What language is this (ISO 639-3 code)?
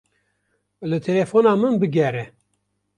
kur